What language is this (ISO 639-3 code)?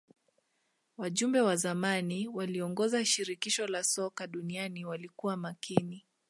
swa